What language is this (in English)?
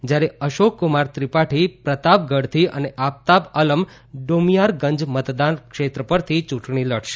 Gujarati